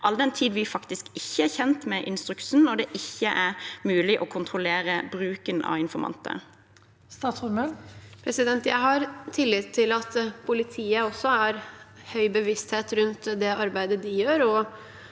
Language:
Norwegian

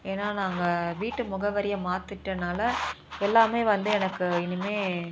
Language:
Tamil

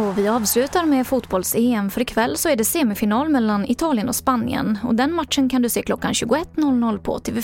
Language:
Swedish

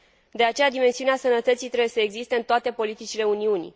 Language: Romanian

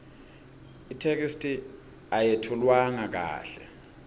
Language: Swati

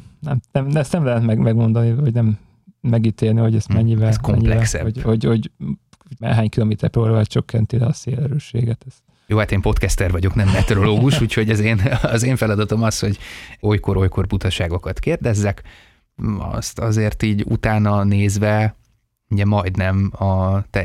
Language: Hungarian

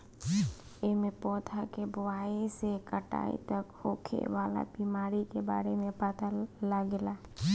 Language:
Bhojpuri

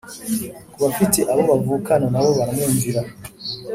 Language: Kinyarwanda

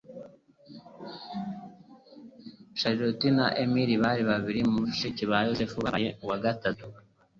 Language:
Kinyarwanda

